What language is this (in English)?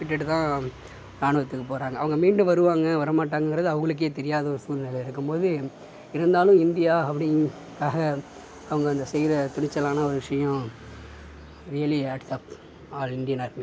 Tamil